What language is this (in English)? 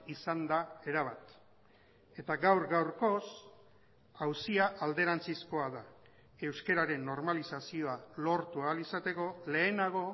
Basque